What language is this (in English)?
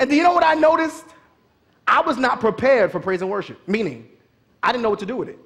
English